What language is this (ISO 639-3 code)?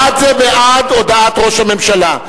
heb